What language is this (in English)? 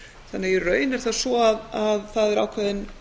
Icelandic